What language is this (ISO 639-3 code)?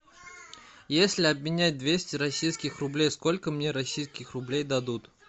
rus